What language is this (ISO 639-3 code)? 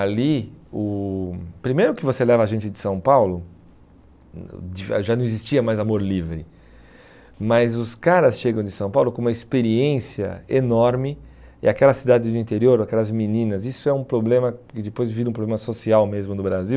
por